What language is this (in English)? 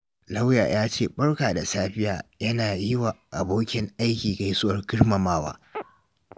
Hausa